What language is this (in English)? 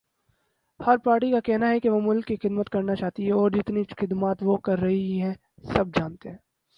Urdu